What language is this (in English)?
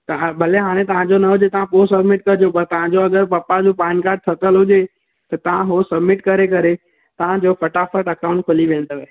Sindhi